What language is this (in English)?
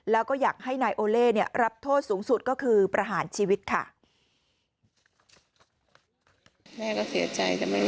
Thai